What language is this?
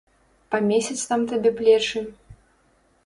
Belarusian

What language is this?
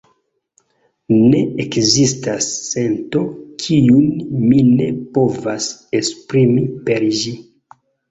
Esperanto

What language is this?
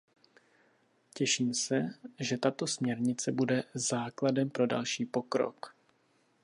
Czech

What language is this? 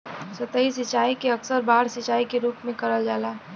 Bhojpuri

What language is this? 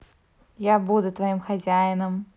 Russian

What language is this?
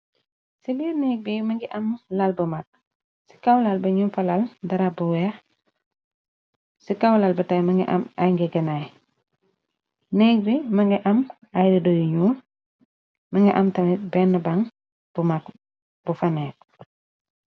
Wolof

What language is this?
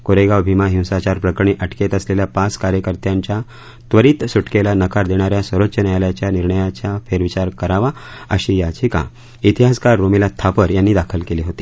Marathi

